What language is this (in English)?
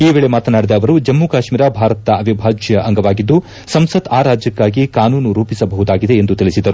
Kannada